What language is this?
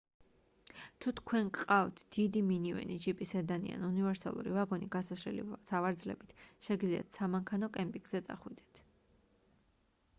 Georgian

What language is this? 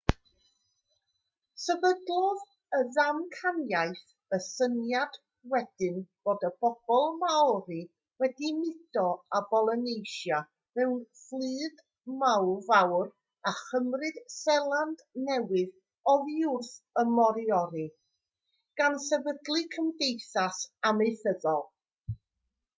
Welsh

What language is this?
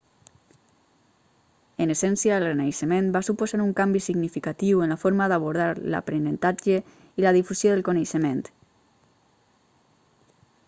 Catalan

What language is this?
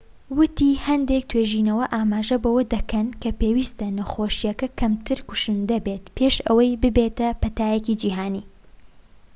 Central Kurdish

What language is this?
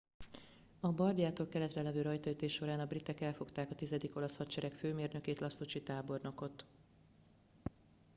Hungarian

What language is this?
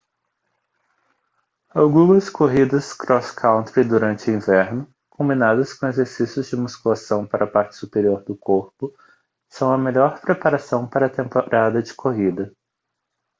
Portuguese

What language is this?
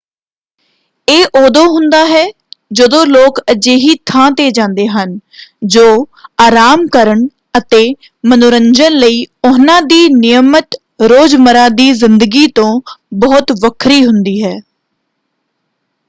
Punjabi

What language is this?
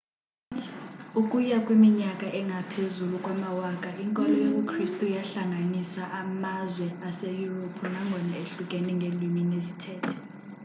Xhosa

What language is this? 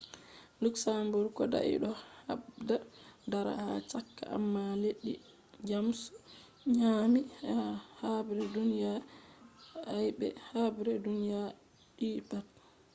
Fula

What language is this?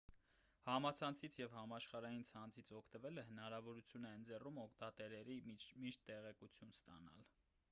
Armenian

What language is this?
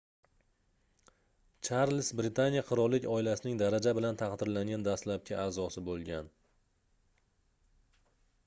Uzbek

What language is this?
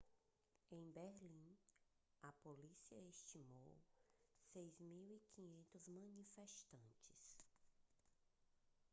Portuguese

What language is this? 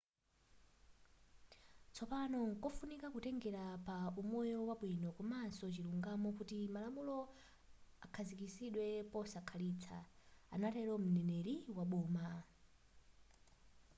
Nyanja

